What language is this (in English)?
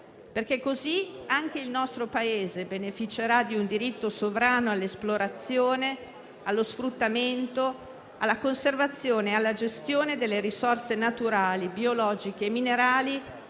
Italian